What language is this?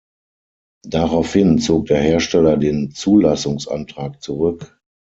German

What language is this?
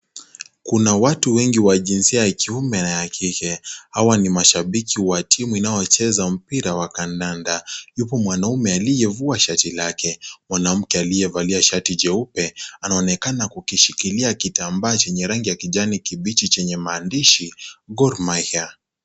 Swahili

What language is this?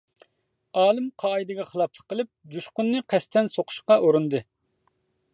Uyghur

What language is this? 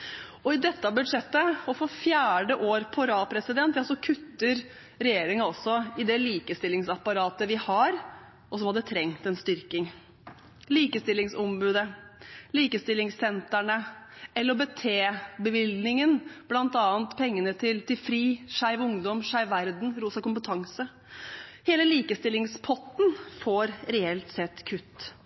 Norwegian Bokmål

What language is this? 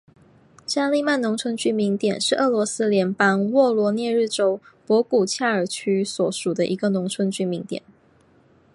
Chinese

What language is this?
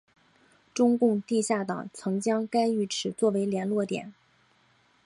Chinese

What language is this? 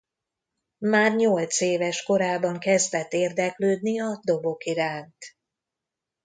Hungarian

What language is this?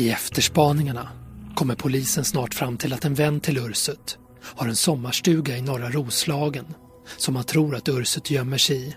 Swedish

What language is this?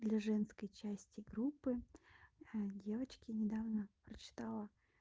Russian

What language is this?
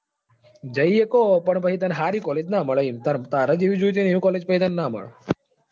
Gujarati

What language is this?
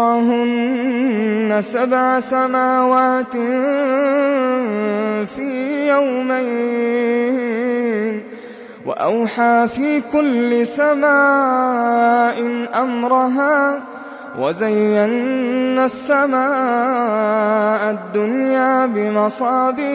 Arabic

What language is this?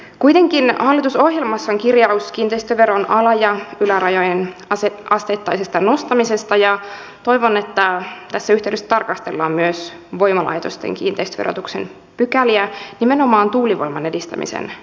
Finnish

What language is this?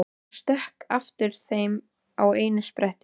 Icelandic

